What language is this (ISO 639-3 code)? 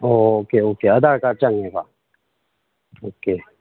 mni